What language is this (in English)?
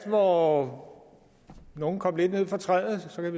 Danish